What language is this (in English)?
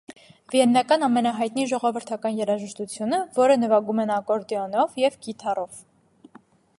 Armenian